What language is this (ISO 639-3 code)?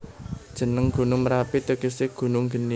jav